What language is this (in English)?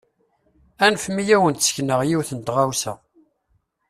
Kabyle